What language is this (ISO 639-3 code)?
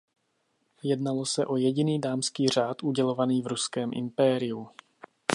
ces